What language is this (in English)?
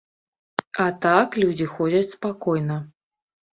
Belarusian